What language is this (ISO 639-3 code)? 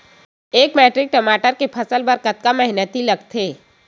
hne